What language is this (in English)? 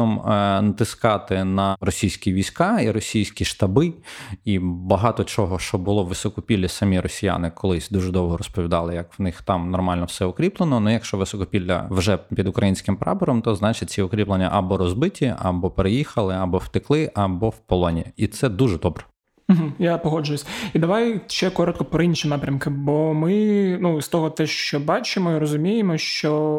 Ukrainian